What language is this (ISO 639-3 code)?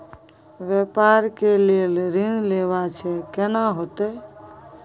mai